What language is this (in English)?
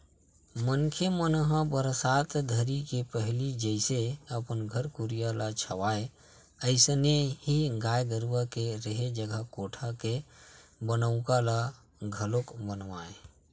Chhattisgarhi